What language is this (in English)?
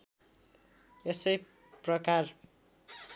Nepali